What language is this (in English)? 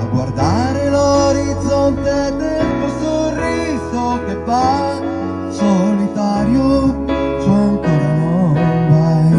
Italian